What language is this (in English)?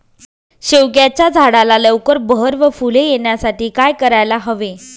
Marathi